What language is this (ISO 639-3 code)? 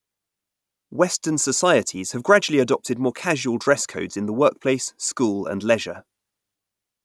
eng